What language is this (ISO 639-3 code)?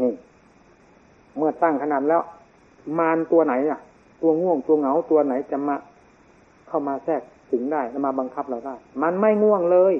tha